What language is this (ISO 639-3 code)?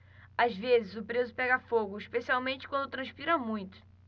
por